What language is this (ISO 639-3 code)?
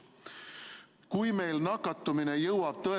est